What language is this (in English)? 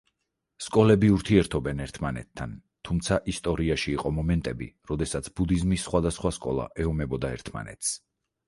Georgian